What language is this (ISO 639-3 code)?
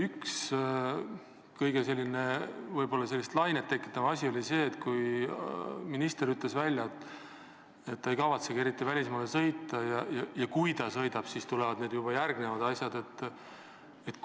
est